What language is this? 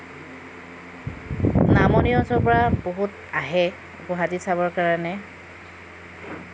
Assamese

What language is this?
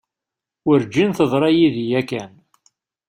Kabyle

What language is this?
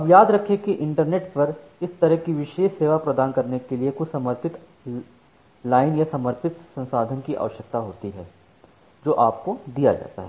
Hindi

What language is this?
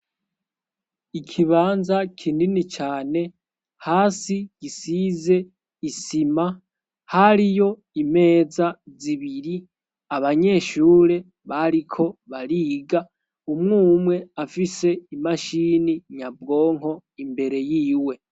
Rundi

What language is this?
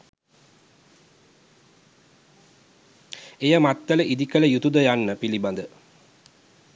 Sinhala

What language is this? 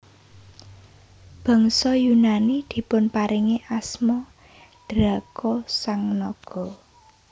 Javanese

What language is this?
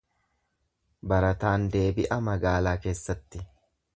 Oromo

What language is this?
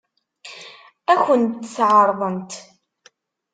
Kabyle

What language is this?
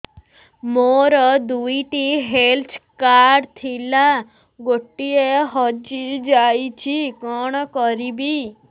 Odia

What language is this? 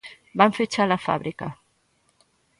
Galician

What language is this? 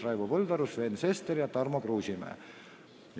Estonian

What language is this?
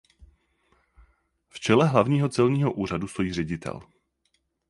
Czech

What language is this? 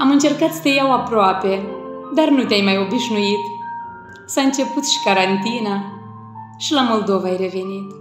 Romanian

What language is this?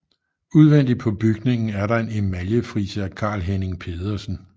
Danish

